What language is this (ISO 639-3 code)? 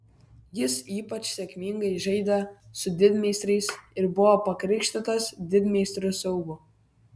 lit